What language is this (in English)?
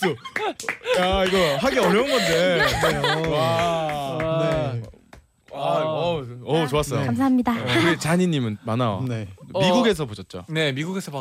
Korean